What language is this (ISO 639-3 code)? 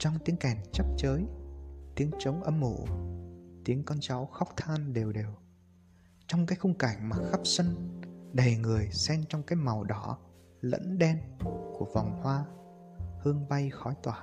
vie